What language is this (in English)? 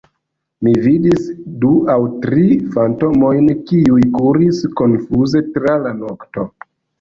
Esperanto